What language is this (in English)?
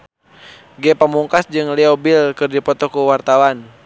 Sundanese